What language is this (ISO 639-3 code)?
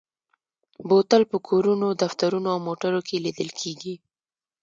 pus